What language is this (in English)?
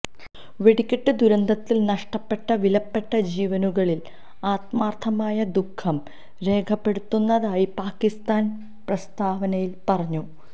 Malayalam